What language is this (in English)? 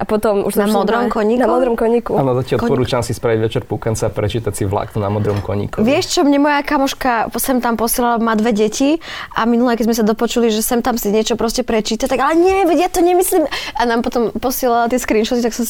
Slovak